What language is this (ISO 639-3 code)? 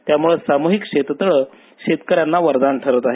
mar